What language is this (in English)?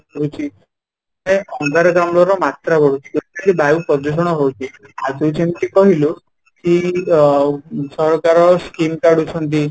Odia